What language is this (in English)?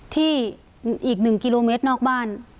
Thai